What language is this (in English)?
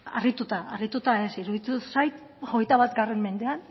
Basque